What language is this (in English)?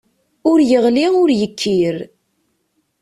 Kabyle